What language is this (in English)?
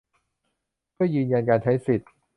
Thai